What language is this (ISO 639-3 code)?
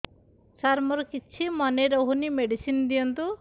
ori